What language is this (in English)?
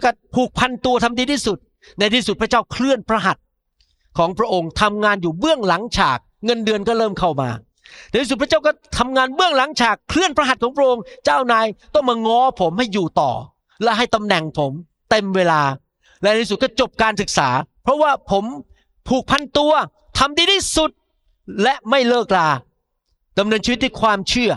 Thai